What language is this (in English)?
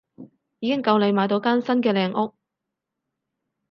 Cantonese